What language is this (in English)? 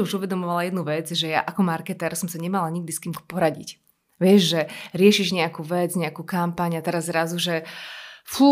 Slovak